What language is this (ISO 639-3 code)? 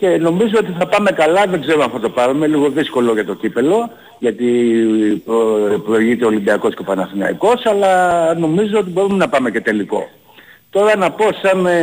ell